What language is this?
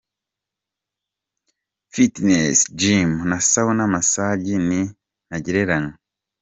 Kinyarwanda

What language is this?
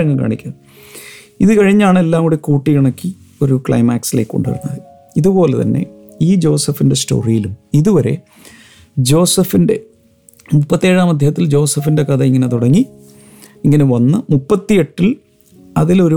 Malayalam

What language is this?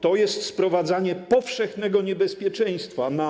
Polish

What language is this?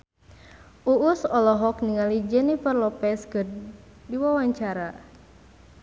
Sundanese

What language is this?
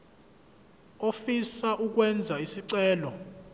Zulu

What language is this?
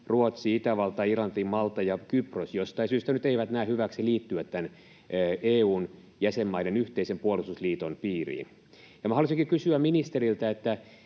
Finnish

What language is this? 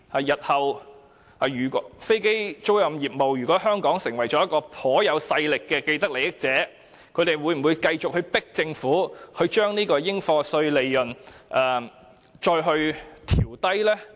Cantonese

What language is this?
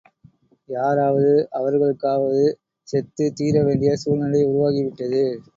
Tamil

